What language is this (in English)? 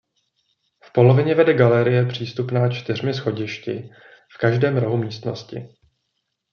Czech